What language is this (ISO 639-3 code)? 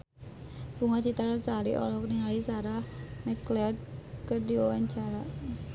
sun